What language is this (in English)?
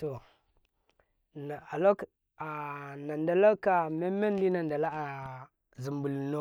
Karekare